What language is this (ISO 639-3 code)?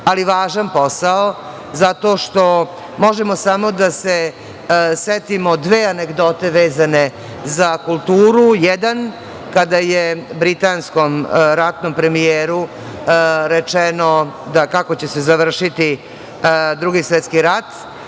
srp